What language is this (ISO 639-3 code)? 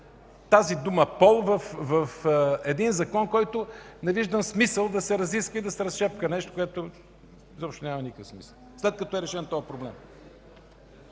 bul